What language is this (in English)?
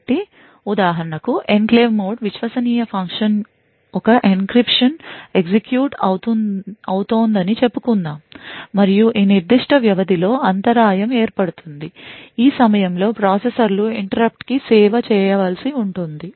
Telugu